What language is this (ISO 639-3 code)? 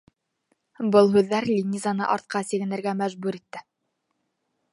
bak